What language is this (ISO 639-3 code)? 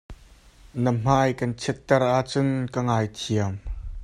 cnh